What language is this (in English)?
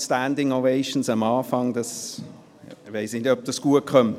Swiss German